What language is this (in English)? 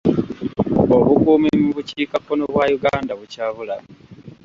Ganda